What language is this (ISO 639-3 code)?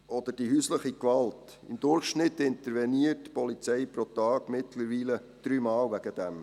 gsw